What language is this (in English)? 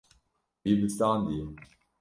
Kurdish